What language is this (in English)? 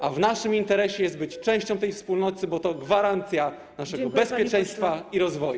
Polish